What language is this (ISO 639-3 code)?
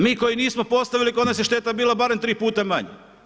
hrv